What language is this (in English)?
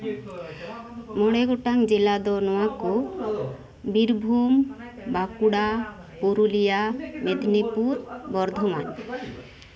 Santali